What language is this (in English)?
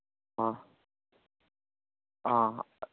Manipuri